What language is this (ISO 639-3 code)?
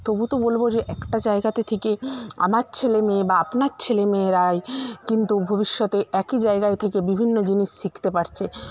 ben